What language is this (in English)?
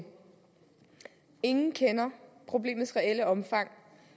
Danish